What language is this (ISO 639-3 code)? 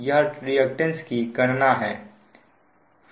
hin